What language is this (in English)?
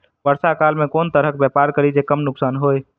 Maithili